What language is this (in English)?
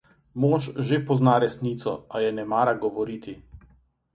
Slovenian